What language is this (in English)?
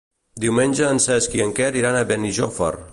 Catalan